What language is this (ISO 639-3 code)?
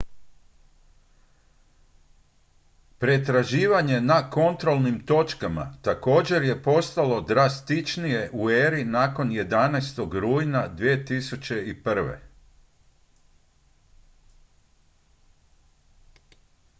hrv